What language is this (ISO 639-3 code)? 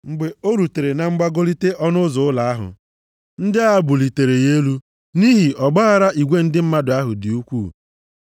ibo